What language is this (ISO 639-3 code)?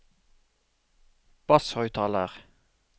nor